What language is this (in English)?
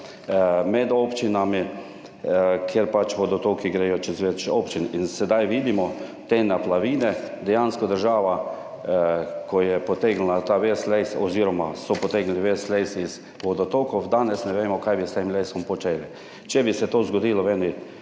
Slovenian